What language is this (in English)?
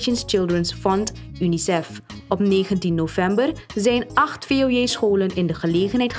Dutch